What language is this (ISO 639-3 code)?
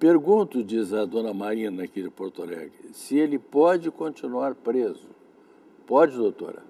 por